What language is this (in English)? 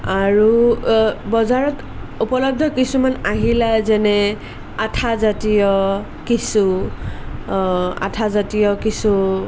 Assamese